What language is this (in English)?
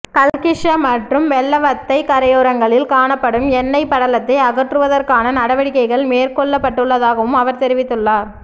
Tamil